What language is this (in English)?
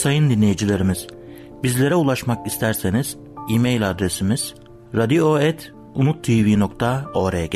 Turkish